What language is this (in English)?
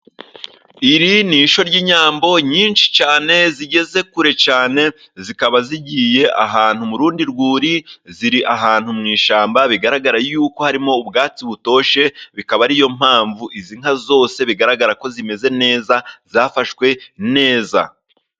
Kinyarwanda